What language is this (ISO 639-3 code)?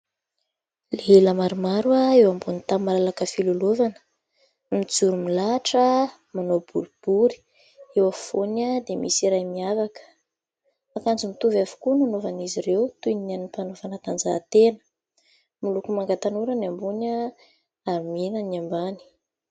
mlg